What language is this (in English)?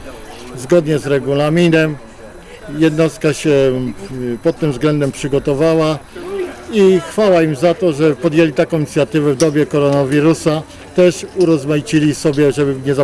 Polish